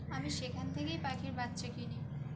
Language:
Bangla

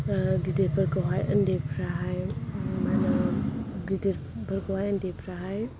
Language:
Bodo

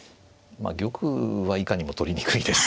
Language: Japanese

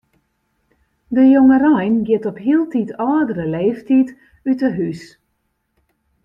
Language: Western Frisian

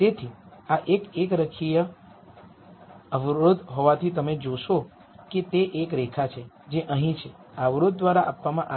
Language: Gujarati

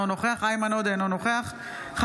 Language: Hebrew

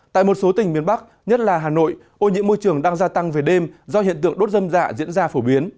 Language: Vietnamese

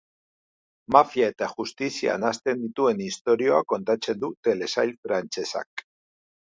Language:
Basque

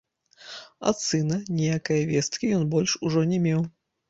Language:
Belarusian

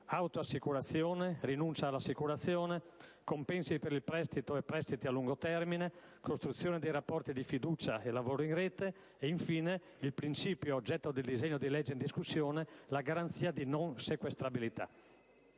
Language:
Italian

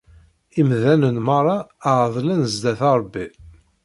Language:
Kabyle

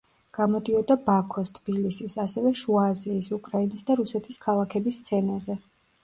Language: Georgian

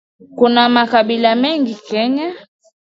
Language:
Swahili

